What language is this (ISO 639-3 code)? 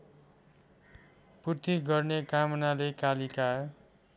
nep